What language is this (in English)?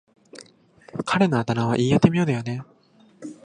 Japanese